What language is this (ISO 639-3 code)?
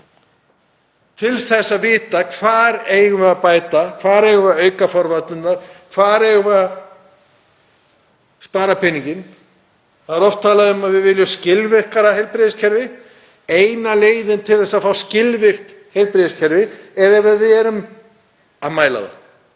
isl